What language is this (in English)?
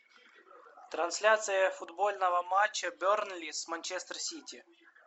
Russian